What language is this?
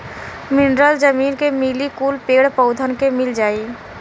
Bhojpuri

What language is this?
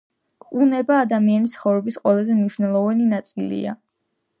Georgian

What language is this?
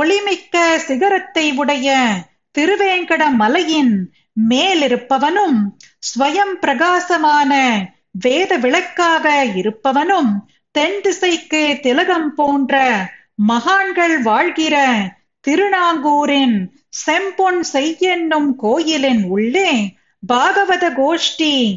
Tamil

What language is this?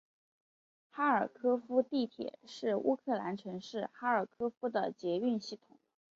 Chinese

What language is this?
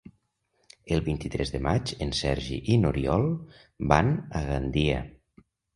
Catalan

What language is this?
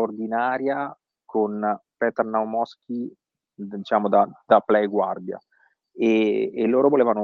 Italian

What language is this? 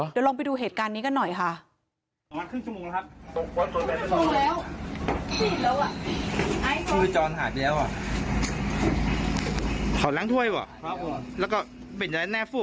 Thai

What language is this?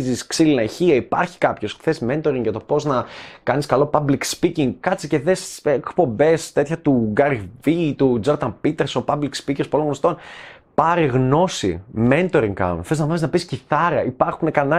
Greek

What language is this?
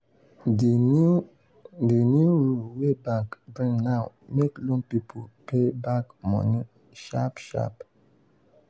Nigerian Pidgin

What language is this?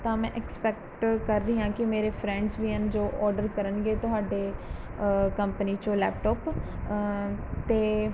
Punjabi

